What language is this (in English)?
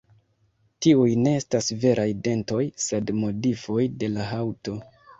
Esperanto